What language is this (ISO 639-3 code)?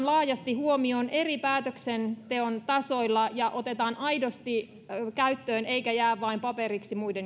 fin